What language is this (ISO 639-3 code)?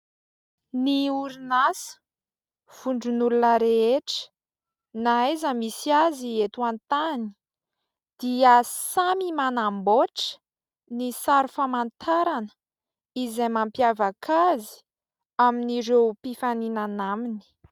mlg